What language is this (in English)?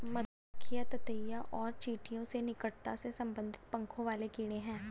Hindi